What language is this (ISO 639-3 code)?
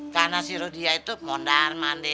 ind